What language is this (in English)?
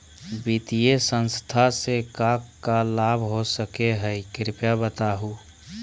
Magahi